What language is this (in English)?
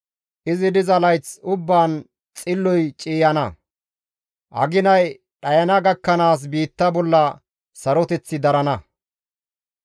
Gamo